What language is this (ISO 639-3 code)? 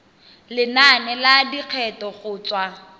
tsn